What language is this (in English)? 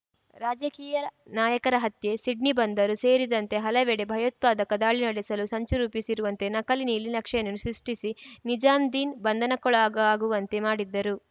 Kannada